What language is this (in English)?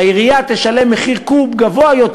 Hebrew